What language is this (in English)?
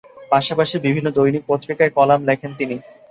Bangla